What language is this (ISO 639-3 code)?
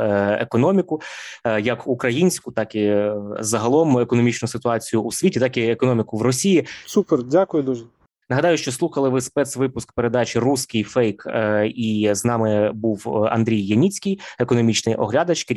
ukr